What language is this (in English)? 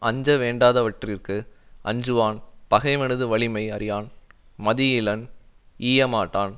Tamil